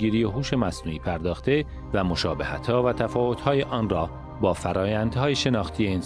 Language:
Persian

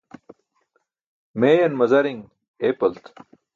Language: Burushaski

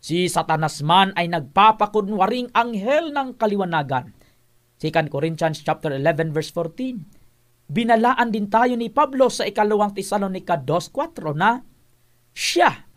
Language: Filipino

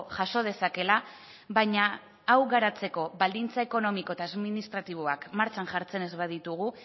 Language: Basque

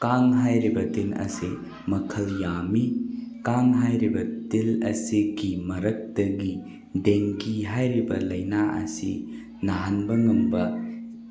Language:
Manipuri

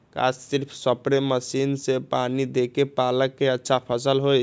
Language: Magahi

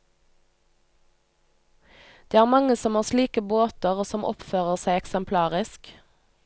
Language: Norwegian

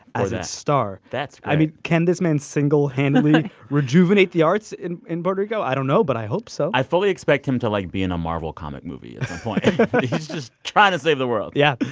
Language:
English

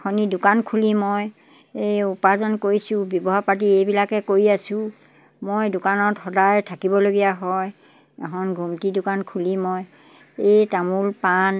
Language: Assamese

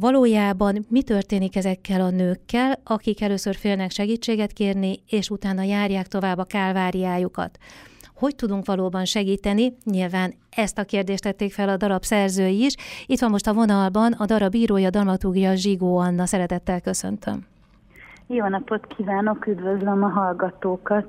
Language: Hungarian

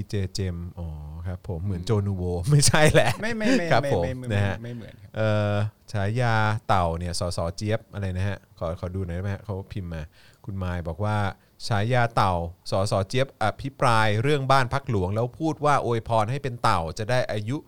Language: Thai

